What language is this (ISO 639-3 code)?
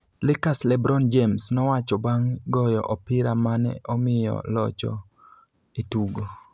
luo